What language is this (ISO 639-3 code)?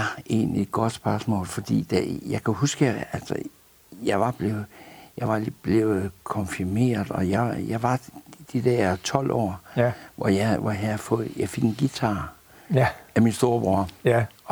dan